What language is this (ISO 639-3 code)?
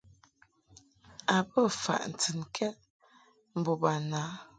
mhk